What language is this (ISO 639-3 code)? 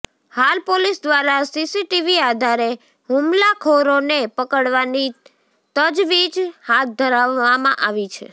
guj